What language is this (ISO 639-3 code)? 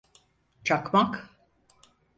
tur